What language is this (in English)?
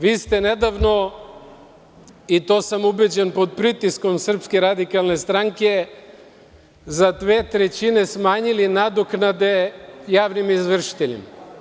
Serbian